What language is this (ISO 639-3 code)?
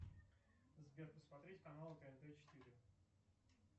rus